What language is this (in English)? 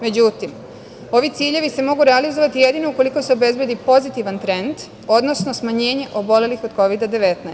Serbian